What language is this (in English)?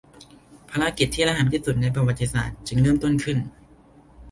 Thai